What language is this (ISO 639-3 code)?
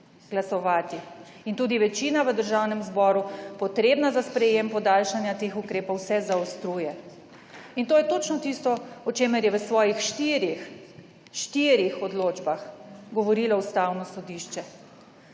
slv